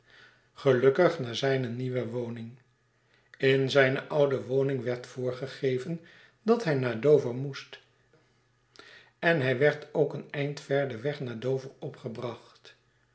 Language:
Dutch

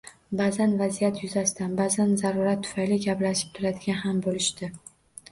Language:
Uzbek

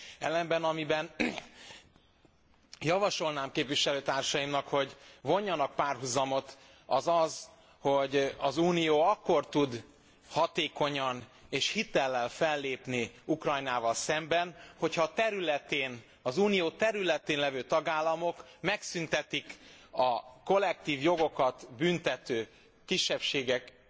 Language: Hungarian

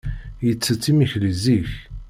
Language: Kabyle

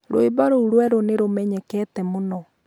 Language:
Kikuyu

